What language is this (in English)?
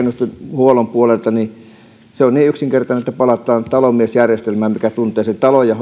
Finnish